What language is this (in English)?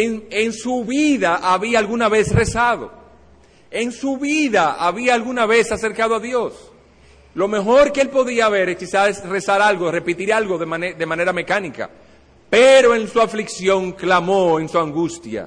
Spanish